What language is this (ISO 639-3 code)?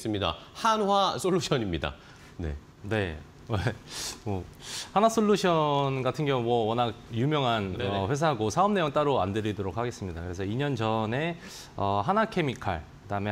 kor